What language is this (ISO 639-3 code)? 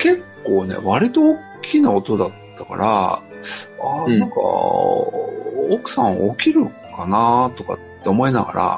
jpn